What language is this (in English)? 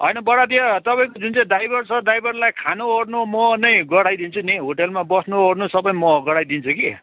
Nepali